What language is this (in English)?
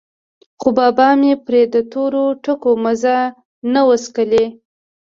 Pashto